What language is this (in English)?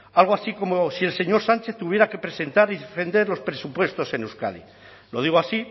Spanish